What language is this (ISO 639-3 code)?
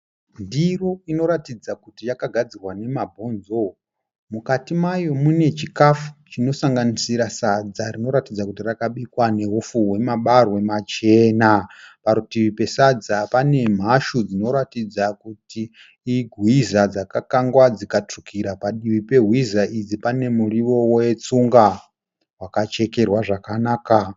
sna